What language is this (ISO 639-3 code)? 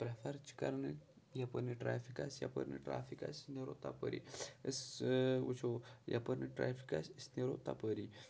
kas